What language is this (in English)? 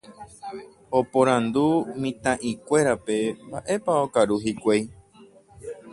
Guarani